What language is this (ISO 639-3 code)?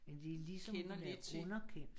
dan